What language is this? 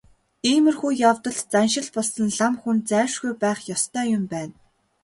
Mongolian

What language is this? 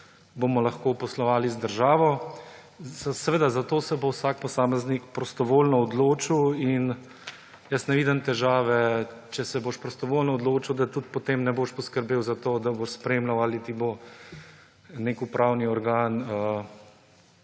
Slovenian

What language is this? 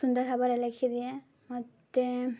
Odia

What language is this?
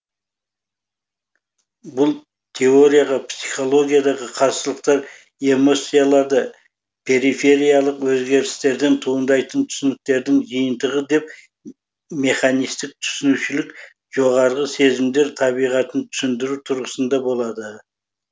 Kazakh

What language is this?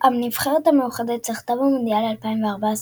Hebrew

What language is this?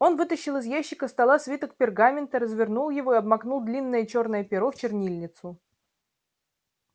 Russian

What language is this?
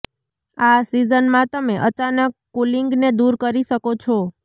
Gujarati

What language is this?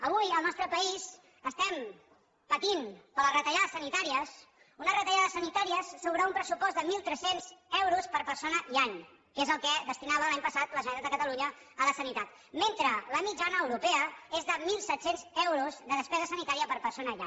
Catalan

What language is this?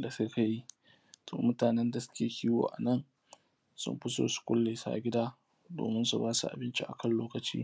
Hausa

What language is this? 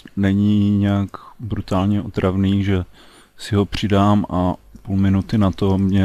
Czech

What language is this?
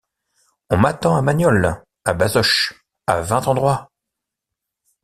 French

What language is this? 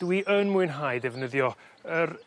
Welsh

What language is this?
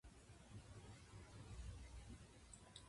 Japanese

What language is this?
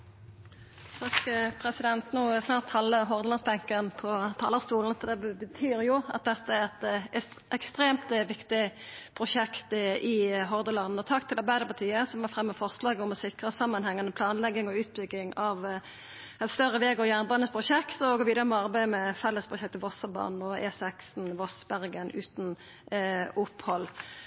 Norwegian Nynorsk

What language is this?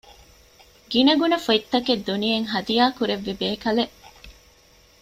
Divehi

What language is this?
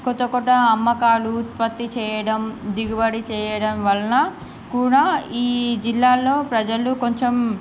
Telugu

